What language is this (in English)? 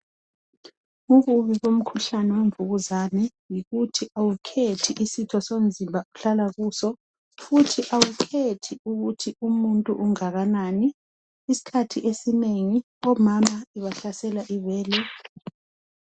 North Ndebele